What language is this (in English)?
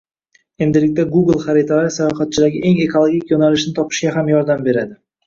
Uzbek